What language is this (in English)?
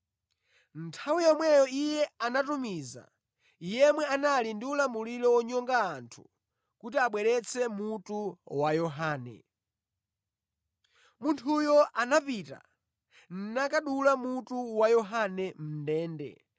Nyanja